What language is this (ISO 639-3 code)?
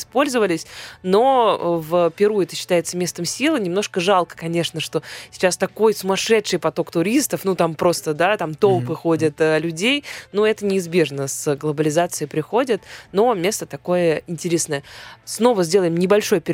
rus